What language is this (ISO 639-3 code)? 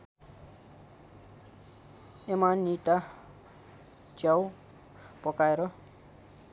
nep